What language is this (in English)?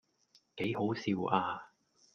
Cantonese